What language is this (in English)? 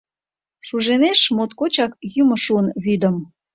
Mari